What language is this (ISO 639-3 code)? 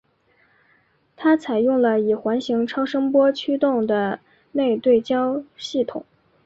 zho